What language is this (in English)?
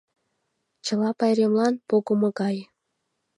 Mari